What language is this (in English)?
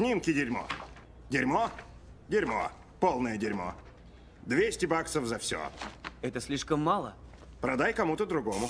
Russian